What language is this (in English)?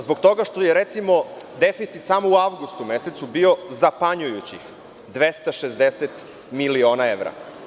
Serbian